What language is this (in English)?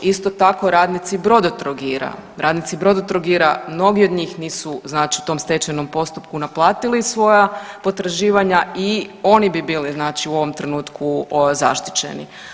Croatian